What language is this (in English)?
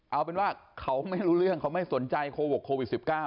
Thai